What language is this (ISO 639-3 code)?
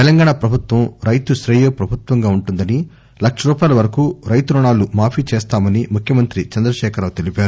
tel